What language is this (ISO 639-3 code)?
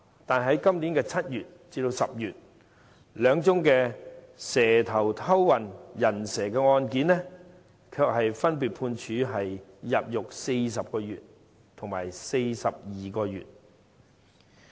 yue